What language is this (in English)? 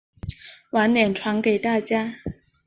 Chinese